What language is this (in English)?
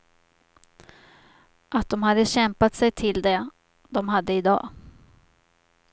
Swedish